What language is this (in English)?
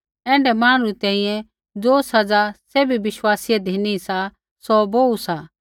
Kullu Pahari